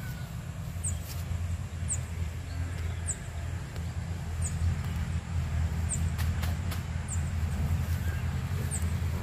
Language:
Indonesian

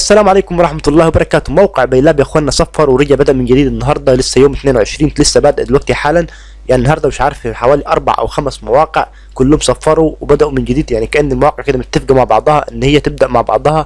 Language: Arabic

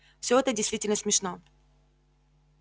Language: Russian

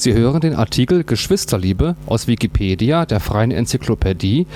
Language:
German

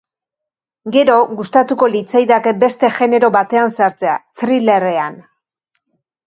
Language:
Basque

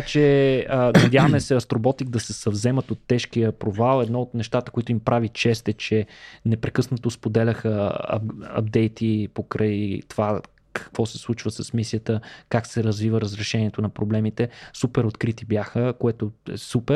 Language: Bulgarian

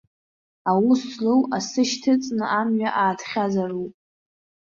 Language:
Abkhazian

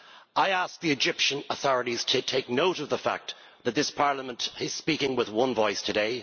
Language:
English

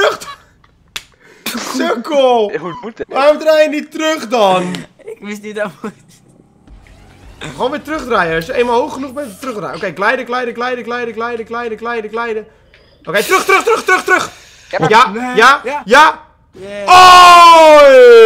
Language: Dutch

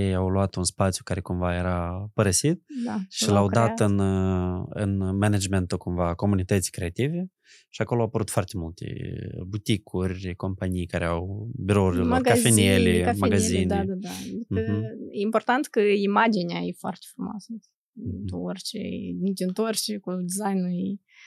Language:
Romanian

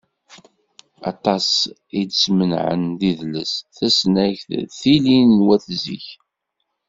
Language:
Kabyle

